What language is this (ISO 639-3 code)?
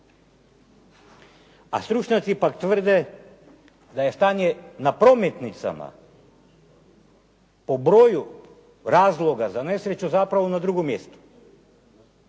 hrv